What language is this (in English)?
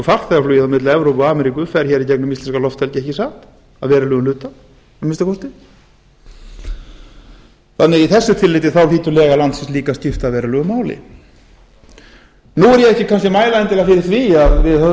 Icelandic